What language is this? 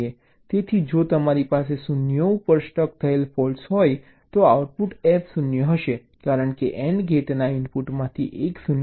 Gujarati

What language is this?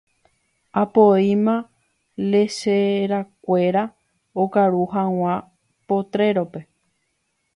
Guarani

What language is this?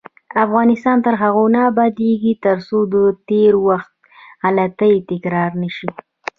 Pashto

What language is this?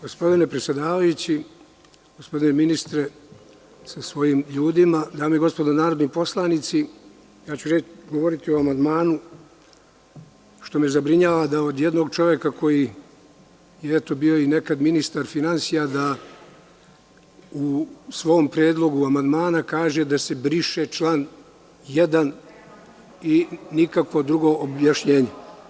Serbian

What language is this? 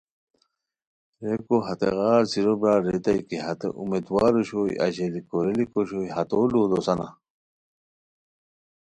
Khowar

